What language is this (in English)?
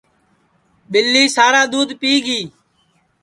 Sansi